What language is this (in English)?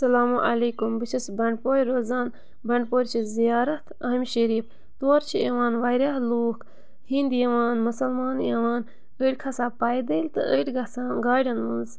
Kashmiri